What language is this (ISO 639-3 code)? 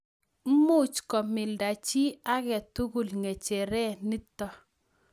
kln